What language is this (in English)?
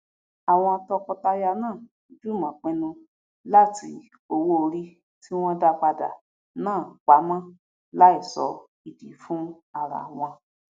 Yoruba